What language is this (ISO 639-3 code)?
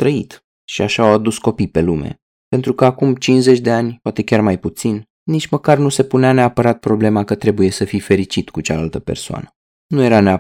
ron